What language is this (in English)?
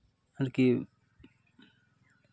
Santali